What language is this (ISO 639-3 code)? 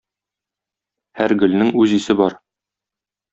tat